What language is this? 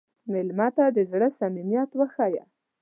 Pashto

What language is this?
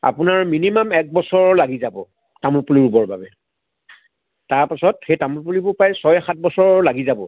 Assamese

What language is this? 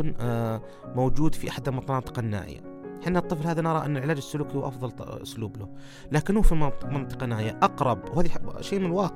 Arabic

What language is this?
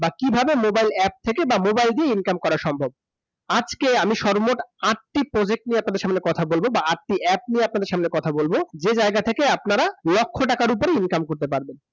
Bangla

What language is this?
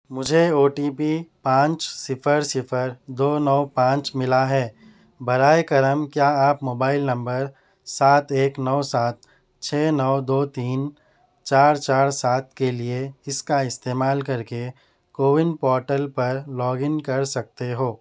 Urdu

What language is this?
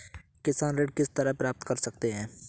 Hindi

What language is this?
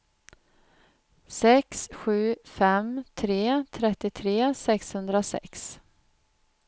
Swedish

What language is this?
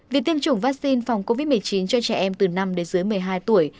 Vietnamese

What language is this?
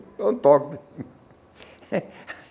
Portuguese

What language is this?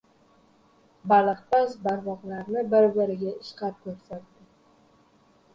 Uzbek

